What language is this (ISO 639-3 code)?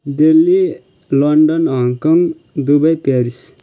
nep